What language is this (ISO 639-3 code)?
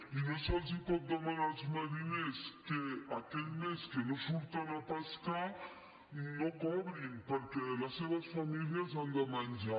cat